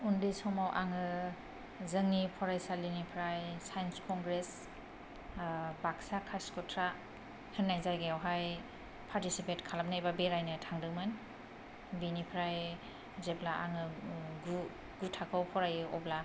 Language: Bodo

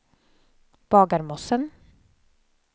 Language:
Swedish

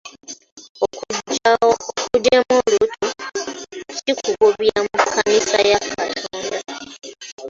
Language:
Ganda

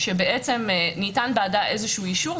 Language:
Hebrew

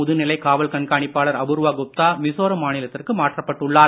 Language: Tamil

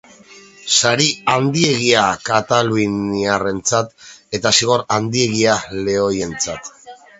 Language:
Basque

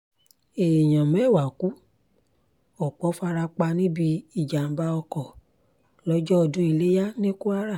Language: Yoruba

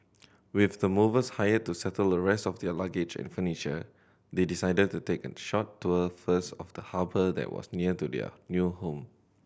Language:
English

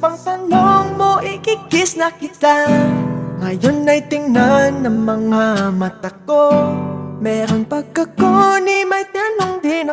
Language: Filipino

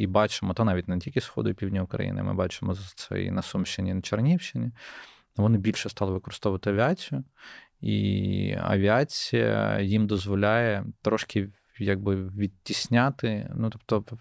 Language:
Ukrainian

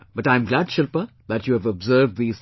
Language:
English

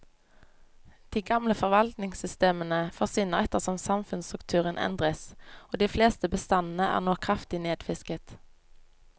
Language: Norwegian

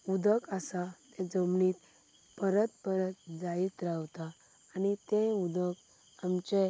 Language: Konkani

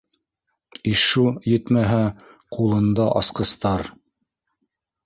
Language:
Bashkir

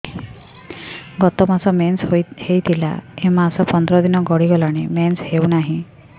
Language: Odia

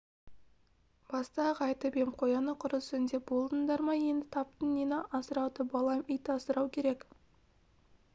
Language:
Kazakh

